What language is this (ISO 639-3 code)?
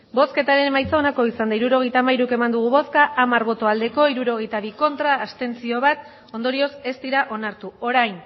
eus